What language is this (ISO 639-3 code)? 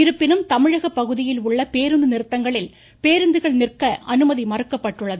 tam